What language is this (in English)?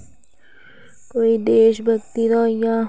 Dogri